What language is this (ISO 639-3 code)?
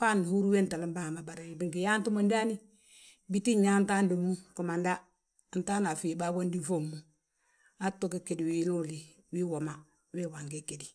bjt